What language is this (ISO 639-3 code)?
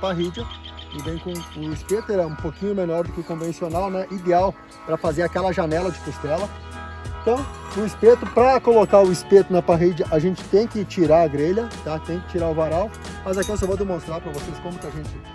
por